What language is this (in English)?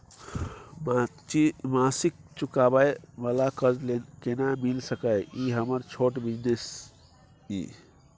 Maithili